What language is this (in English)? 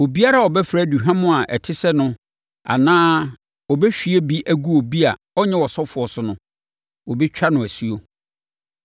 Akan